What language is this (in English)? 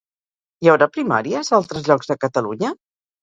Catalan